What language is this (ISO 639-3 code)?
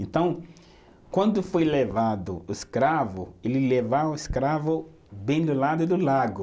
por